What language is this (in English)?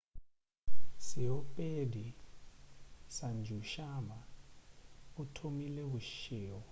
Northern Sotho